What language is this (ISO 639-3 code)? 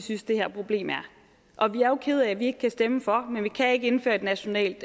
dan